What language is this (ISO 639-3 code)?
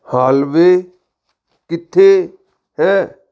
pan